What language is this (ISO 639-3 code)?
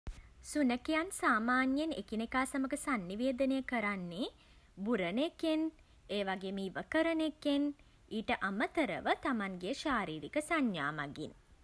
sin